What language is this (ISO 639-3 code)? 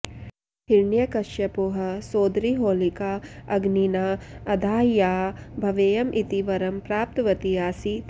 san